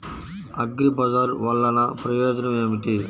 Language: Telugu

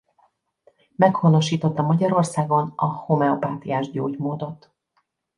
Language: Hungarian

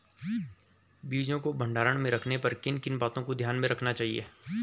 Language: Hindi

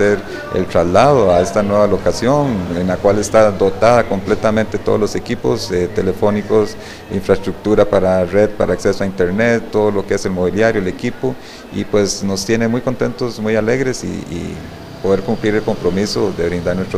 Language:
Spanish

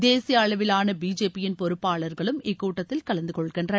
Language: Tamil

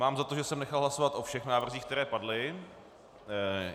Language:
Czech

